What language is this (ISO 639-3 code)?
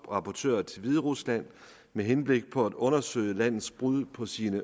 dan